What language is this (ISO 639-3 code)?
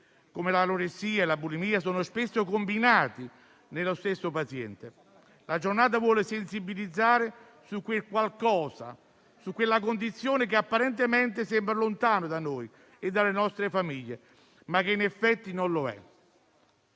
ita